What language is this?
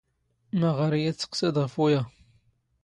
Standard Moroccan Tamazight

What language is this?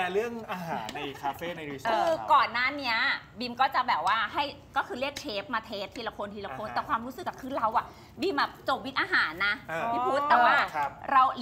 Thai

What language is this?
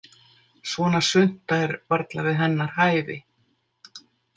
Icelandic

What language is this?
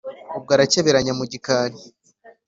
Kinyarwanda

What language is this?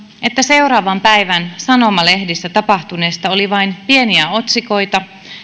Finnish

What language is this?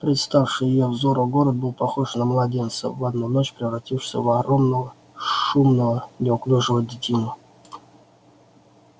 Russian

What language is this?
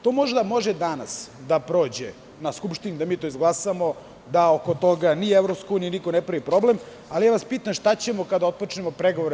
Serbian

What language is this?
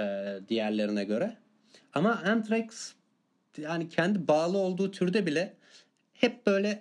Turkish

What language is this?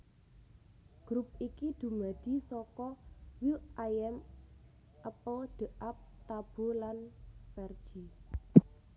Javanese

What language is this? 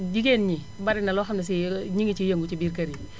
Wolof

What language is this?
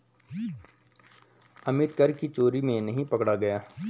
Hindi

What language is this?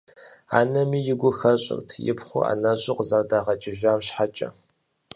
Kabardian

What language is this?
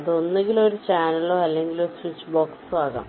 Malayalam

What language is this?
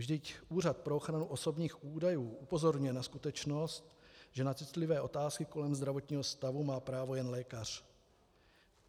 Czech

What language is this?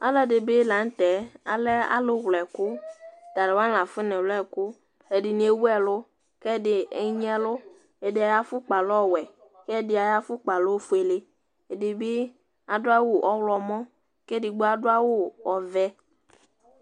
Ikposo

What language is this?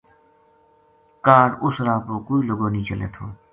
Gujari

